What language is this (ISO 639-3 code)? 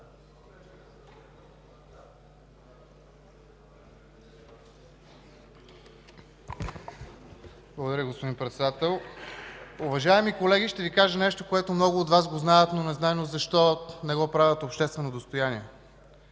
bul